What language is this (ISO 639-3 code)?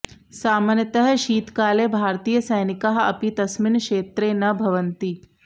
san